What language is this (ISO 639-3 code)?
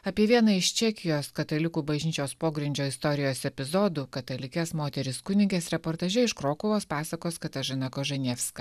lit